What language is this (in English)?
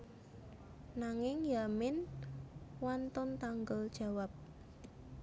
Javanese